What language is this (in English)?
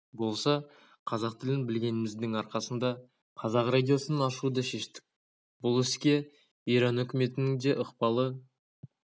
Kazakh